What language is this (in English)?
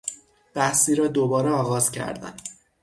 Persian